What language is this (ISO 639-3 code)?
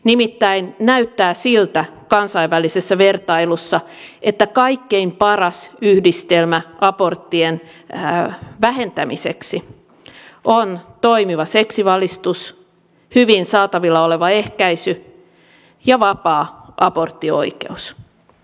fin